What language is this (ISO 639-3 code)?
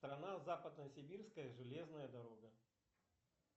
rus